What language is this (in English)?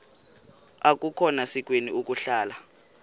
Xhosa